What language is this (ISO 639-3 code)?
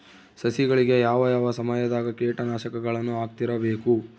kan